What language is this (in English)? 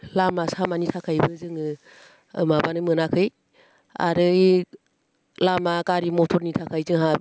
Bodo